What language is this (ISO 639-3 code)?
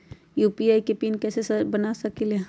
mag